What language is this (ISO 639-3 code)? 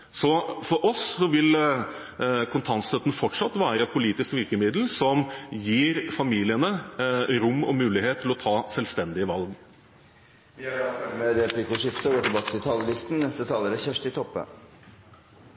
nor